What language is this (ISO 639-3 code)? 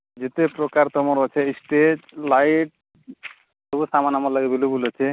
ori